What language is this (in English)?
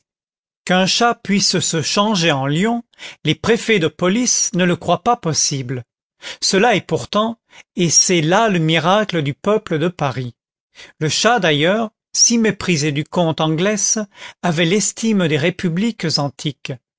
French